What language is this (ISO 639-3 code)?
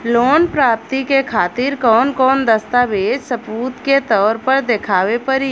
bho